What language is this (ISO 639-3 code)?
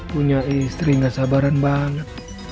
ind